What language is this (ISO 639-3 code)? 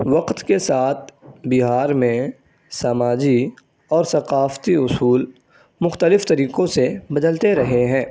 urd